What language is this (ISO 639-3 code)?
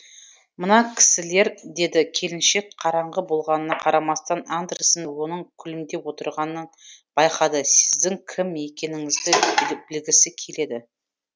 kaz